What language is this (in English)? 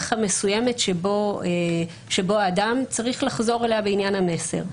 Hebrew